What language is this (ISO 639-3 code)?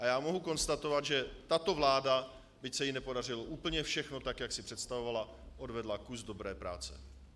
ces